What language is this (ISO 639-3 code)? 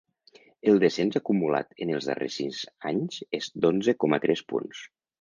cat